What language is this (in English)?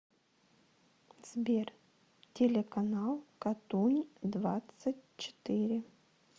Russian